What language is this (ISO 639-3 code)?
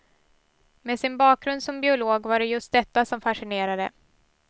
swe